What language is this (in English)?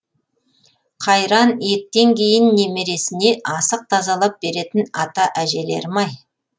Kazakh